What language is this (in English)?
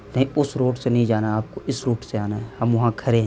Urdu